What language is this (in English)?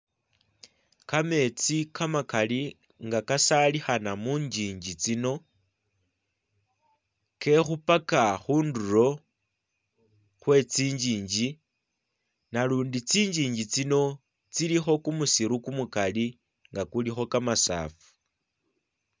Masaaba